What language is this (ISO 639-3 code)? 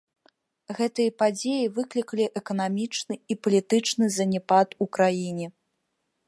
bel